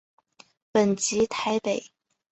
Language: Chinese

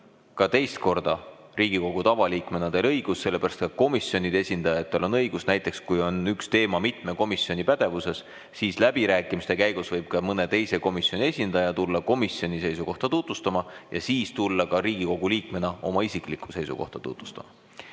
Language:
Estonian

